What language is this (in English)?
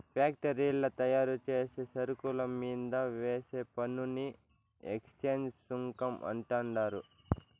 Telugu